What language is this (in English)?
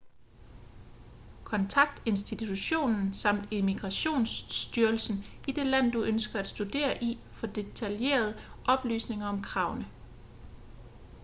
Danish